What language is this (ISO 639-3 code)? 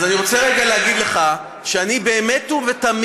heb